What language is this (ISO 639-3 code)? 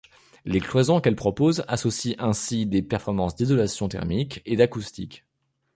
fra